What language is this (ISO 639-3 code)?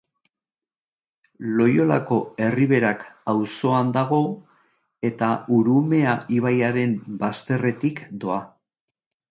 eus